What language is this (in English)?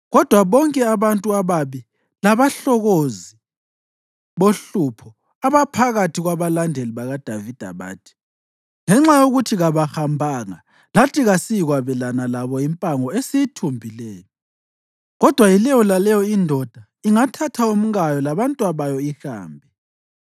North Ndebele